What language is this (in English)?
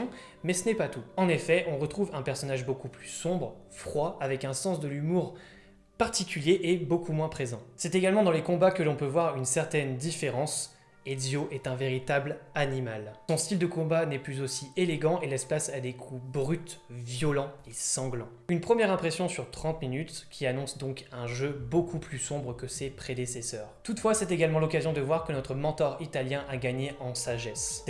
French